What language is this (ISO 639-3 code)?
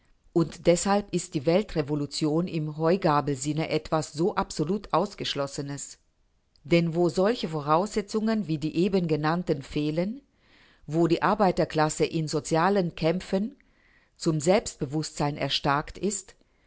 deu